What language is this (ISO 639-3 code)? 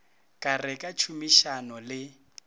nso